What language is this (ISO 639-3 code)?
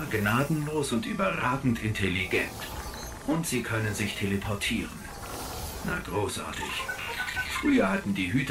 deu